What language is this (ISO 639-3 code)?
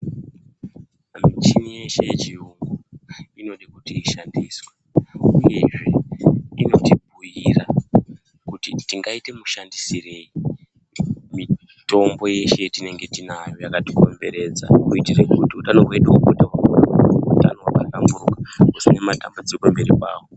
ndc